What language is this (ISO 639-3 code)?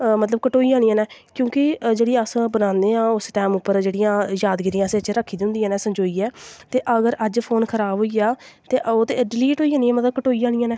doi